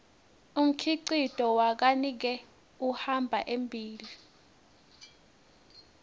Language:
Swati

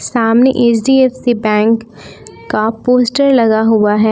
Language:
Hindi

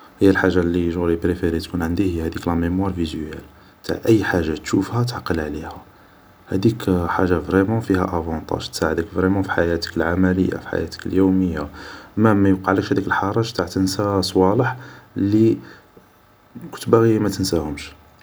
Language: Algerian Arabic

